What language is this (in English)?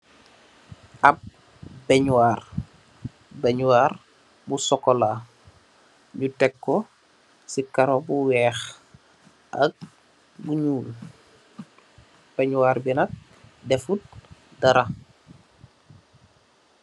Wolof